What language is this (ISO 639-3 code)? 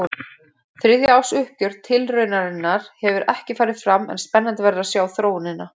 isl